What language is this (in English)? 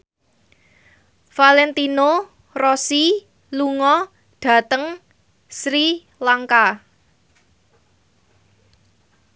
Javanese